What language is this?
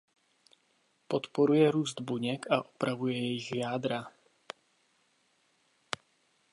Czech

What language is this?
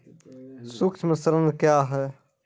Maithili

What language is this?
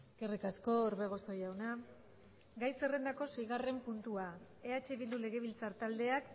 Basque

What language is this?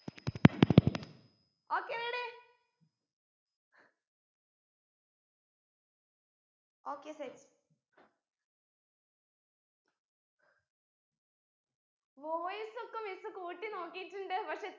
Malayalam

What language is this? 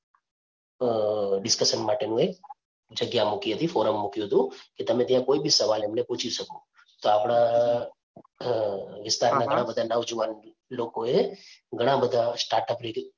Gujarati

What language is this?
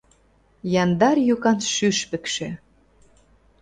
Mari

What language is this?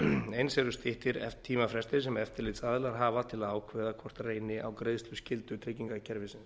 Icelandic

